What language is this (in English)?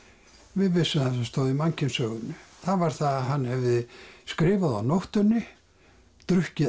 Icelandic